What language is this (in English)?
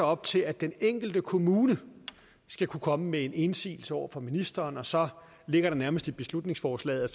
Danish